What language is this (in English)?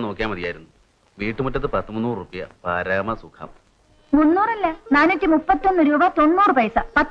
Malayalam